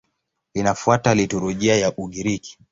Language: Swahili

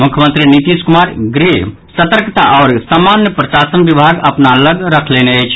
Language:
Maithili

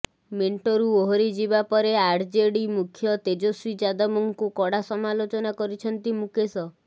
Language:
Odia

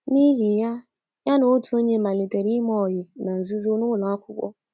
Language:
Igbo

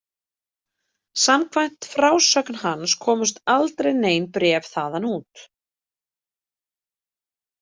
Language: Icelandic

